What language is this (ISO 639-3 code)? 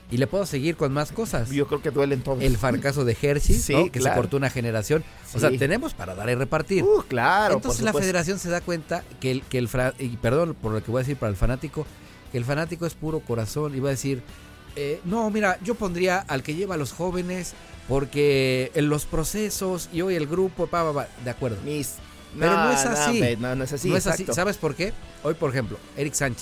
spa